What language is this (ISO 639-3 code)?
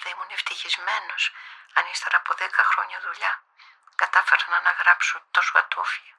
ell